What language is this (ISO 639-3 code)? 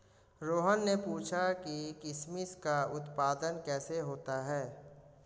hin